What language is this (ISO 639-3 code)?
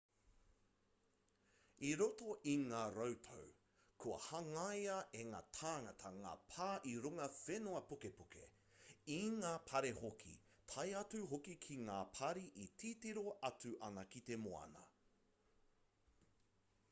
mri